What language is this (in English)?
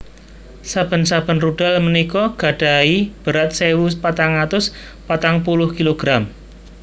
Javanese